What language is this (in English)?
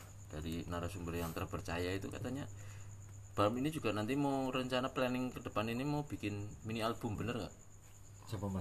Indonesian